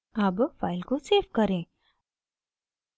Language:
Hindi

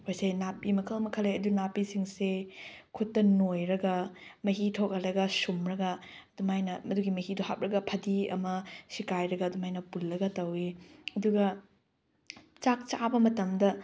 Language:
Manipuri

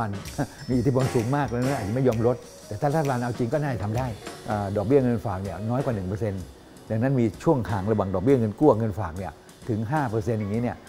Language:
Thai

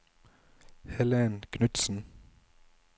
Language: Norwegian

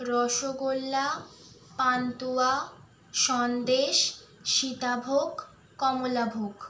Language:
Bangla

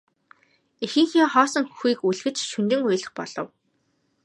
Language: Mongolian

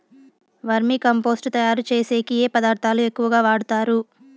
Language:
Telugu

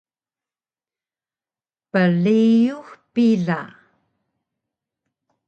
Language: Taroko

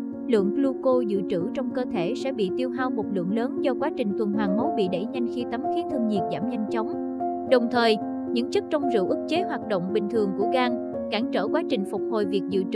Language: Vietnamese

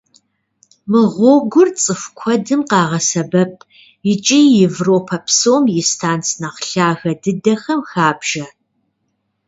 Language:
Kabardian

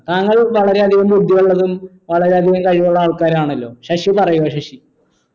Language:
Malayalam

